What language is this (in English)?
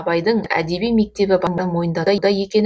Kazakh